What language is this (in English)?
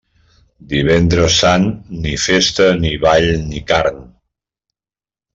Catalan